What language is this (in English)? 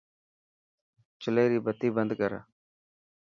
Dhatki